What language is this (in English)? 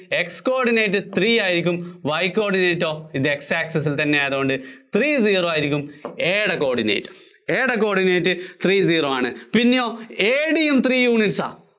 Malayalam